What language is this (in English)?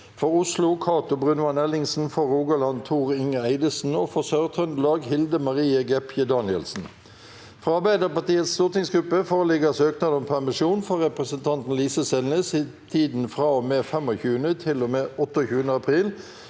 Norwegian